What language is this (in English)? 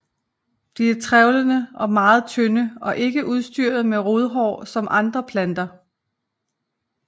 Danish